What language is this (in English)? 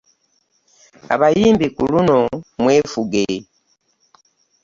Ganda